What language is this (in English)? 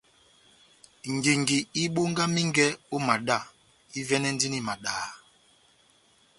Batanga